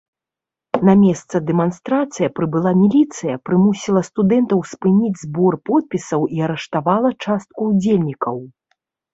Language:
Belarusian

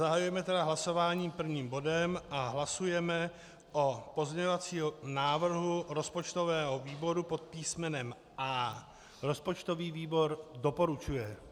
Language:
Czech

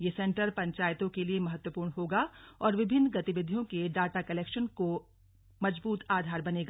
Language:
Hindi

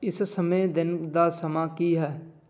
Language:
Punjabi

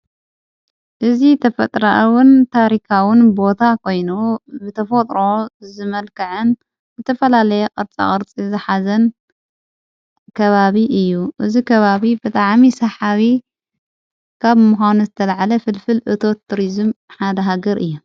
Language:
Tigrinya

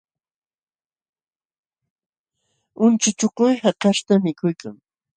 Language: Jauja Wanca Quechua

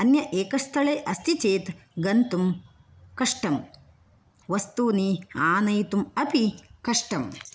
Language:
Sanskrit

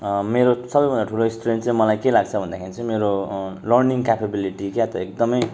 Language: Nepali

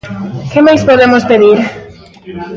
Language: Galician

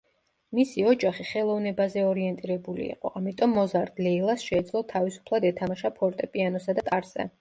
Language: Georgian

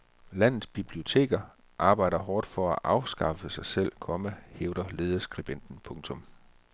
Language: Danish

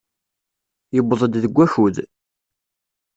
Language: Kabyle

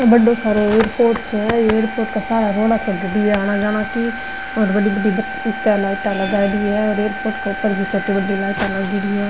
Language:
Marwari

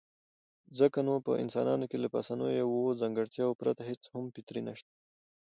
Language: Pashto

